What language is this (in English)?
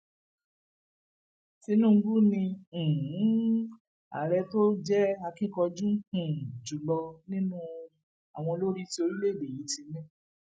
Yoruba